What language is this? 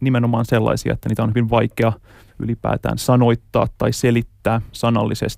Finnish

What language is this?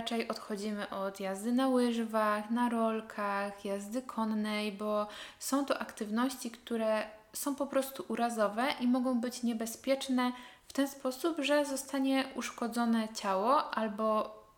Polish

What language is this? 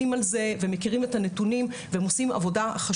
Hebrew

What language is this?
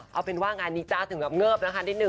Thai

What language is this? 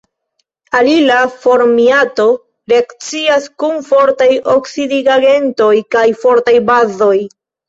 Esperanto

